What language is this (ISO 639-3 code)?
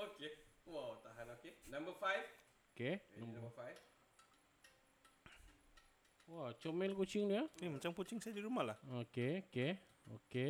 msa